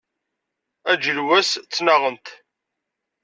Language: Kabyle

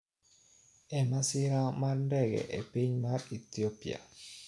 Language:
Luo (Kenya and Tanzania)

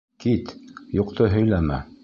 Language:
Bashkir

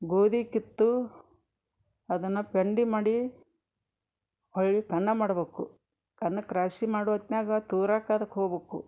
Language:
Kannada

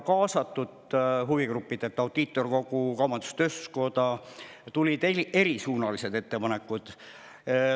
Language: Estonian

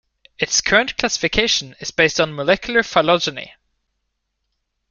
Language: English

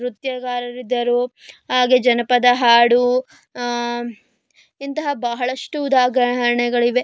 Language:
Kannada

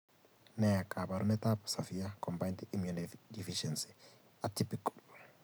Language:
Kalenjin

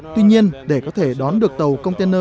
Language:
Vietnamese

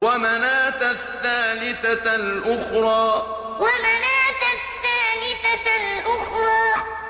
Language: Arabic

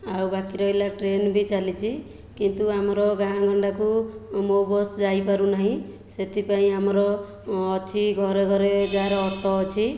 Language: Odia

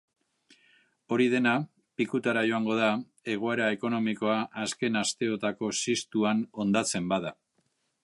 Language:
Basque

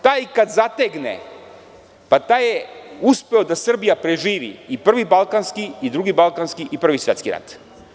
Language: Serbian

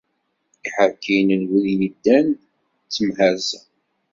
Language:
Kabyle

